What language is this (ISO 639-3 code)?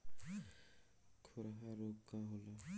bho